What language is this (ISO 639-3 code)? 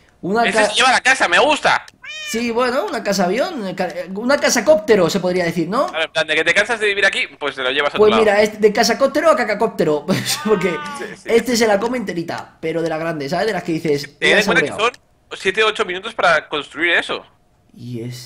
spa